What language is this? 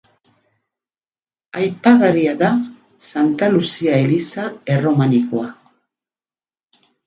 Basque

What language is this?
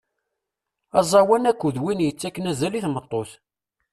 Kabyle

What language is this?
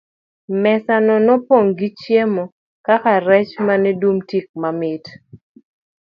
Luo (Kenya and Tanzania)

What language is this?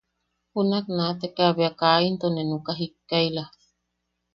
Yaqui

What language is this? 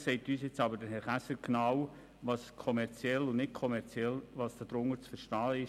Swiss German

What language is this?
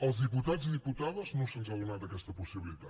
Catalan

